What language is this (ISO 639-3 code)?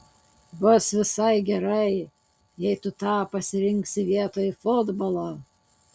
lit